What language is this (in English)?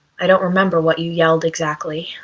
English